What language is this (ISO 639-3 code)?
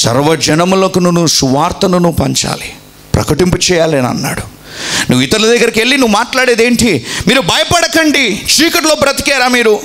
tel